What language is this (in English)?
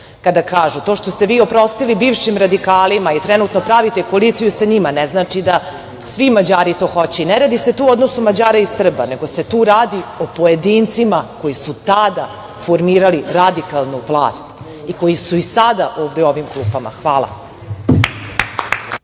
Serbian